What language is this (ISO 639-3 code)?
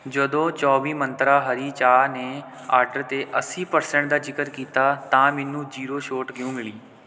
pan